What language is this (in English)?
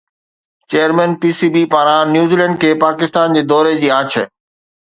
Sindhi